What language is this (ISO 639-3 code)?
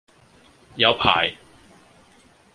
yue